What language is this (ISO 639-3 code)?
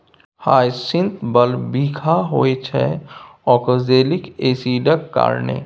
mai